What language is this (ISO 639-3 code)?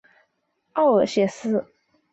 zho